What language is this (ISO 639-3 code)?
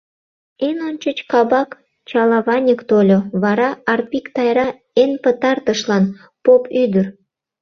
chm